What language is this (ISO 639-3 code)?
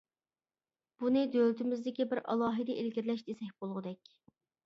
uig